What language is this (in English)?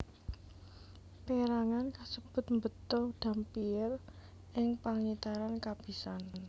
Javanese